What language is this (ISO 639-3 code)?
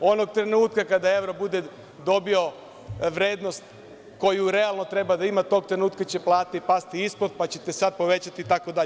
srp